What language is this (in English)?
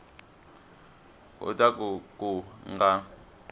Tsonga